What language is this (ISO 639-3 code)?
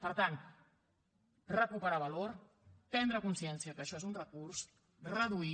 cat